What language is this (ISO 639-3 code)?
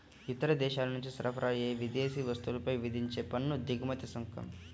tel